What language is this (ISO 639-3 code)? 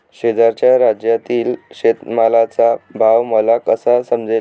mar